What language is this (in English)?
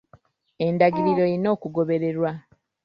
Ganda